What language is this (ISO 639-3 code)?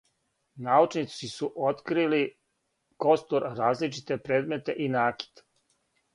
srp